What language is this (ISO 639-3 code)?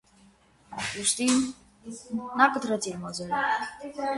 hye